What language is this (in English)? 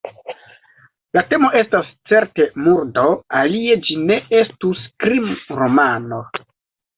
Esperanto